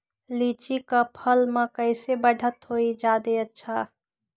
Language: Magahi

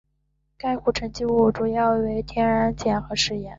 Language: Chinese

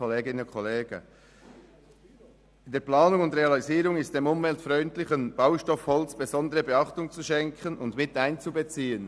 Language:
Swiss German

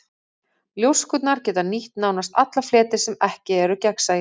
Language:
Icelandic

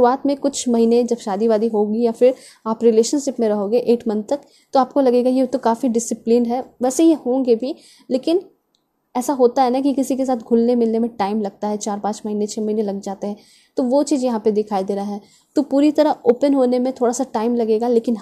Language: Hindi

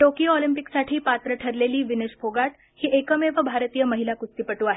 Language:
Marathi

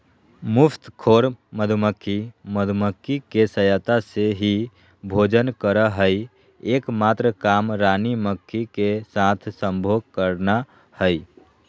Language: Magahi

